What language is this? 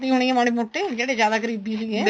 Punjabi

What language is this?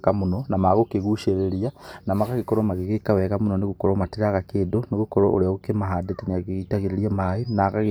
Kikuyu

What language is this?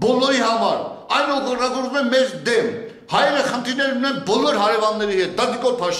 Turkish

